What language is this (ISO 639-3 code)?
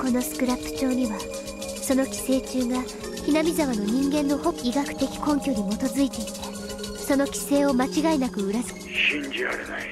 jpn